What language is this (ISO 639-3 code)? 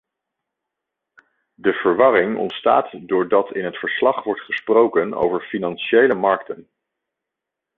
nld